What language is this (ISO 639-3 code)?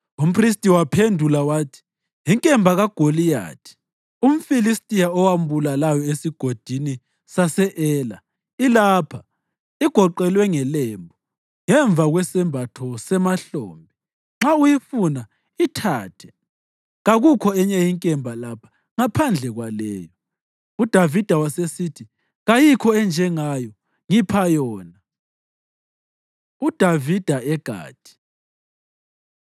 nde